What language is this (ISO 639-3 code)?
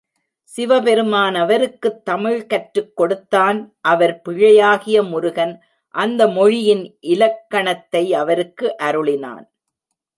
tam